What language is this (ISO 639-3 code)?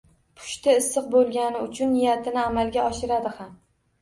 uzb